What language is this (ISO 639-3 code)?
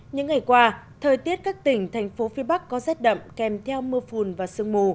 vie